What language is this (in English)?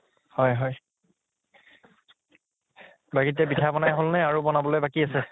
Assamese